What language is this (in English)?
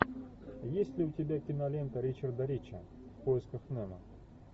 Russian